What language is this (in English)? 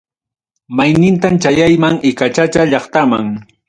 Ayacucho Quechua